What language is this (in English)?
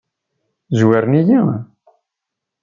Kabyle